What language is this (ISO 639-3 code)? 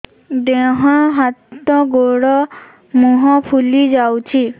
ori